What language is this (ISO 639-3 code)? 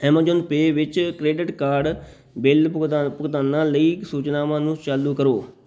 pan